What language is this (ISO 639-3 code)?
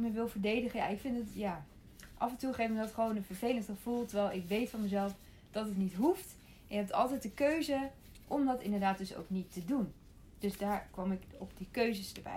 nld